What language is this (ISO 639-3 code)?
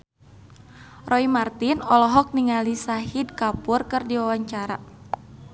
sun